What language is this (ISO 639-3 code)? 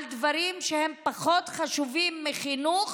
heb